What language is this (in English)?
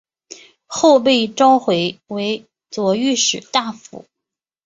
Chinese